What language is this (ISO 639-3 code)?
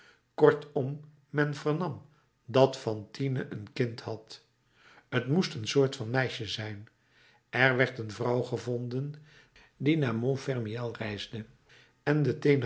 nld